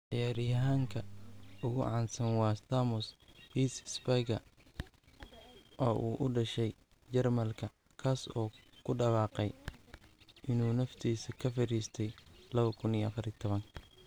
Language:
Somali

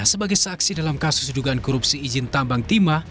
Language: Indonesian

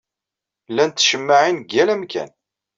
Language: Kabyle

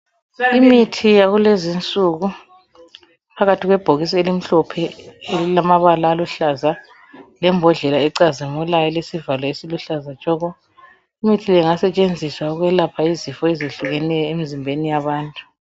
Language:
North Ndebele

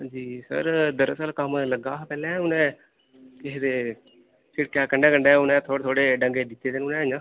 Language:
Dogri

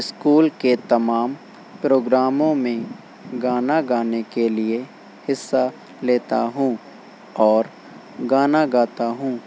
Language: Urdu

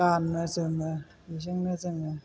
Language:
Bodo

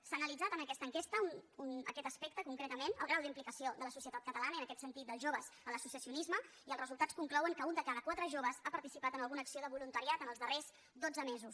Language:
Catalan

